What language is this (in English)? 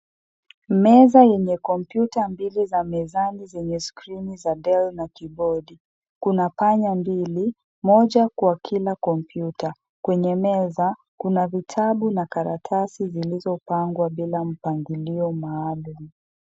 Swahili